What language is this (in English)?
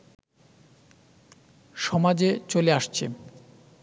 Bangla